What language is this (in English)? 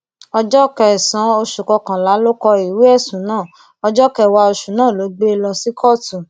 Yoruba